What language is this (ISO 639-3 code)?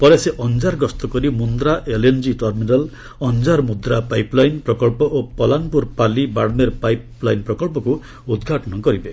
ori